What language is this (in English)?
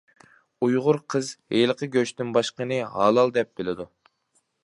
Uyghur